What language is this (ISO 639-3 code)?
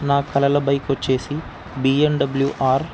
tel